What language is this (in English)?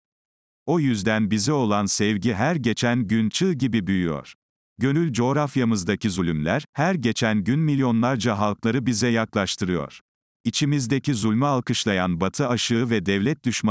Turkish